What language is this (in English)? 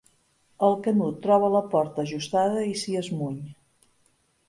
Catalan